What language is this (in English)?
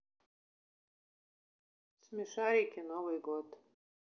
Russian